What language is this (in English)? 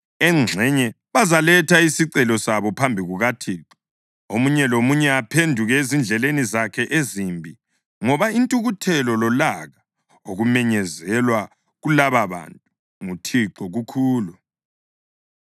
North Ndebele